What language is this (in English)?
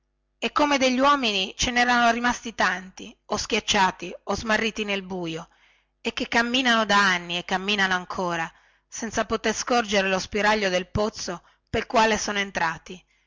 Italian